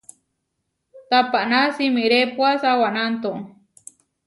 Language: Huarijio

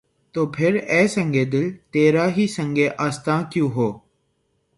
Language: Urdu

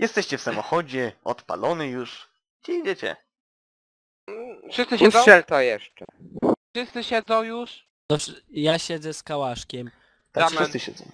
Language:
Polish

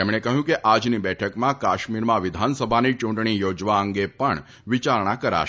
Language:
Gujarati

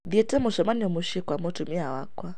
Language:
Kikuyu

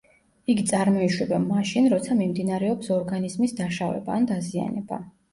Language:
Georgian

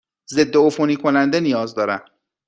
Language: Persian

